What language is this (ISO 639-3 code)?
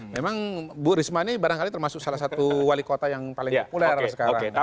ind